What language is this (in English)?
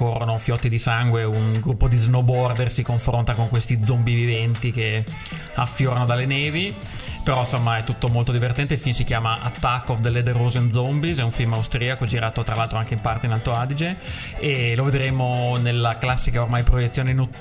Italian